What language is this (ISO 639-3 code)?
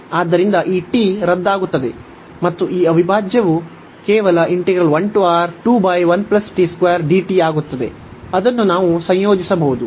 kan